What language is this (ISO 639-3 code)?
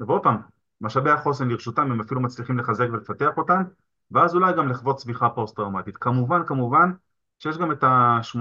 heb